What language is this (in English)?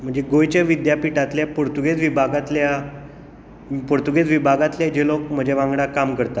Konkani